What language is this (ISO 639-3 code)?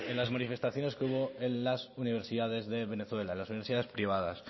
spa